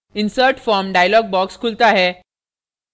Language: Hindi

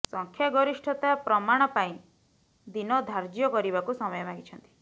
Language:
Odia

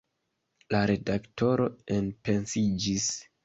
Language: Esperanto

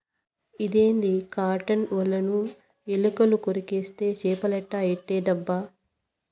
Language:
Telugu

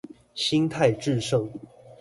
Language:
Chinese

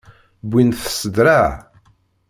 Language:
Kabyle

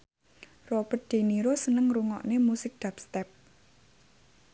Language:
Javanese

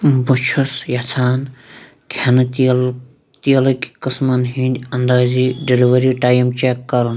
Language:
Kashmiri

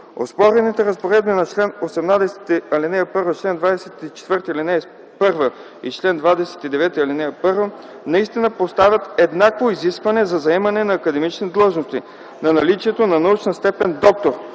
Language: Bulgarian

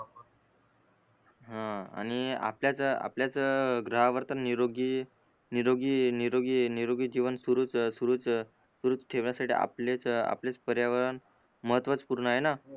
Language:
Marathi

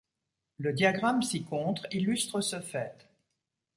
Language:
French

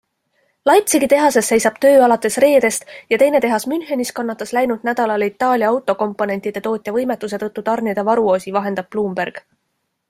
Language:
Estonian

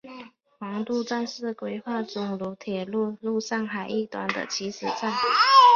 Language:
Chinese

